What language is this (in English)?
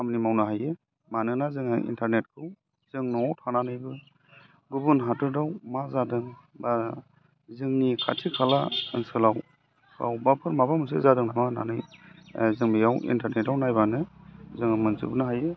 Bodo